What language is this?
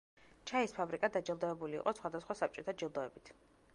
Georgian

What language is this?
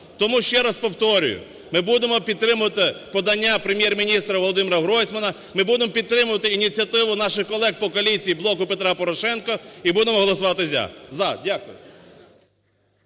Ukrainian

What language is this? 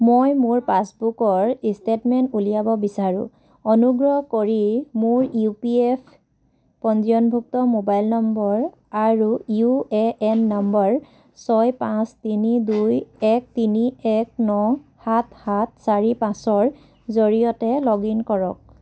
Assamese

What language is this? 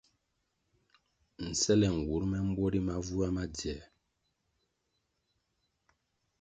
Kwasio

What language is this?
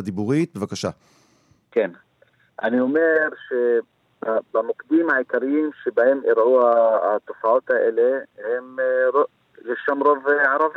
Hebrew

